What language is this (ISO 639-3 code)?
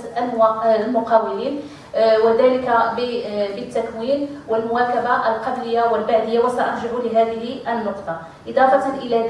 ara